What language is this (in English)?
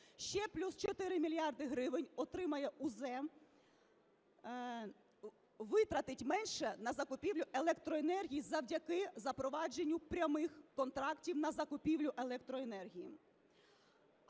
Ukrainian